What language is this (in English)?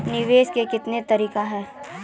Maithili